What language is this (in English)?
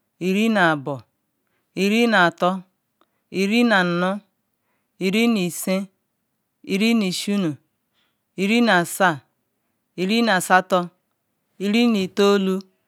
Ikwere